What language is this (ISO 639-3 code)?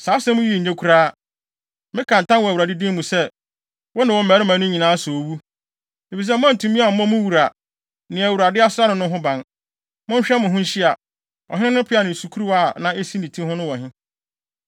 aka